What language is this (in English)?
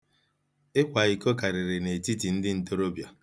Igbo